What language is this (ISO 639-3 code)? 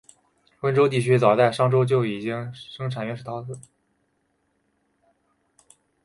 zho